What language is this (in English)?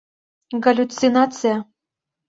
Mari